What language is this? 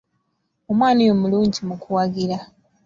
Ganda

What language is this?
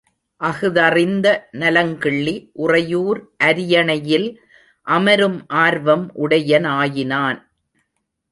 Tamil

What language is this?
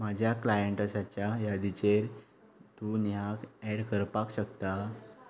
Konkani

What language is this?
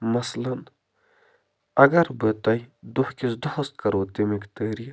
Kashmiri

